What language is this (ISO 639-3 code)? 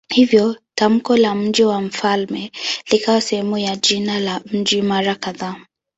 swa